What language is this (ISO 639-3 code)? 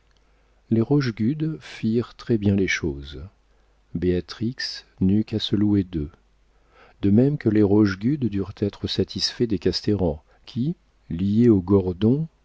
fra